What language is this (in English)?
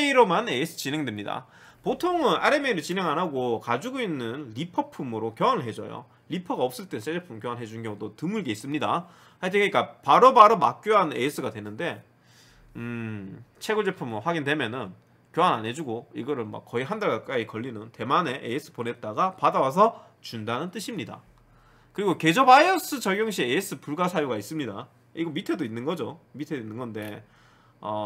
Korean